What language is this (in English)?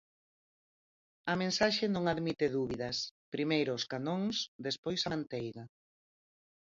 Galician